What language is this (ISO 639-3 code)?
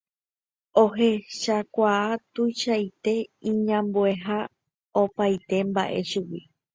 grn